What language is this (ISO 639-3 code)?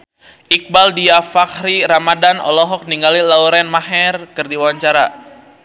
sun